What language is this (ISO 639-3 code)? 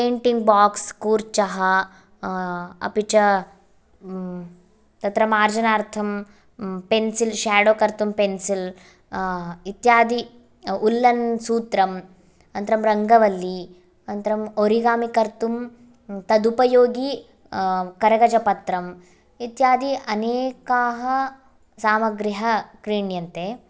san